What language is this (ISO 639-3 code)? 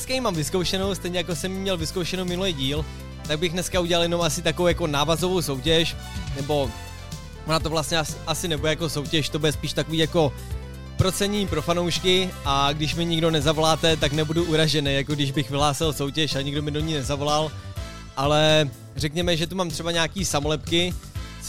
ces